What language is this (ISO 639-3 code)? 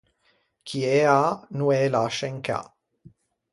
lij